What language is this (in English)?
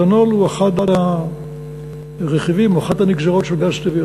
Hebrew